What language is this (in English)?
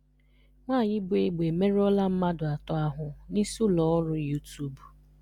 Igbo